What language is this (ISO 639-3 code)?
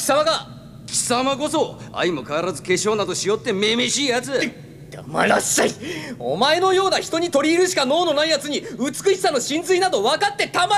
jpn